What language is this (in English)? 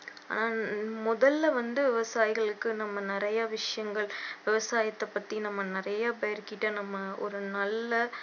Tamil